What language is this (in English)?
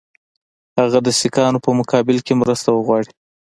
Pashto